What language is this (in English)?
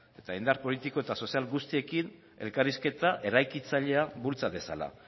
Basque